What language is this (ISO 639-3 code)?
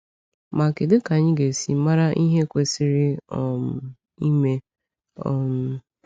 ibo